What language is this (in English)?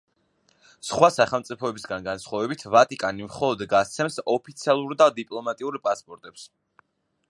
Georgian